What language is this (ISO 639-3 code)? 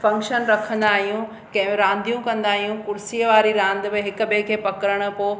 snd